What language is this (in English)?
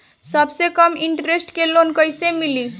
Bhojpuri